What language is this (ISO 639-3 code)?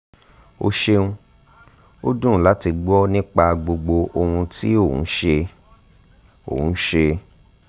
yor